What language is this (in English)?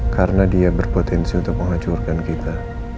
Indonesian